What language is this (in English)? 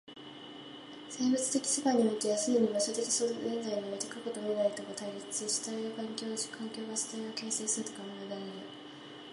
Japanese